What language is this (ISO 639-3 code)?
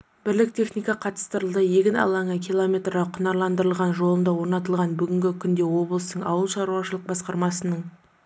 kaz